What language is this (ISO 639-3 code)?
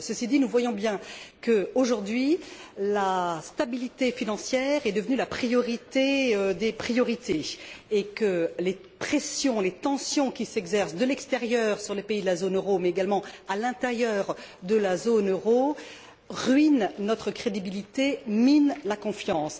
fra